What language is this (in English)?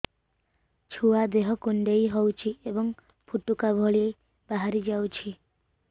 Odia